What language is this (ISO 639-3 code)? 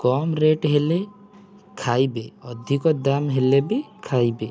ori